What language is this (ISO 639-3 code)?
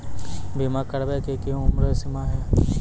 mai